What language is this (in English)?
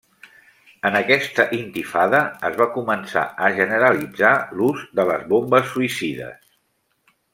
Catalan